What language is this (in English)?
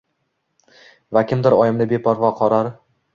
Uzbek